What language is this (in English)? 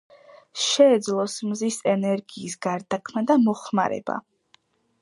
Georgian